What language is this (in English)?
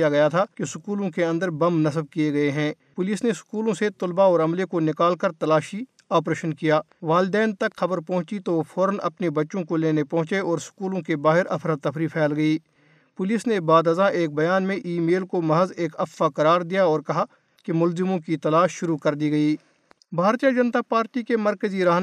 Urdu